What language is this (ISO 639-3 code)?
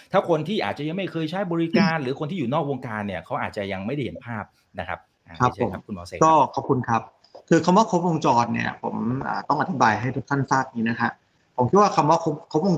tha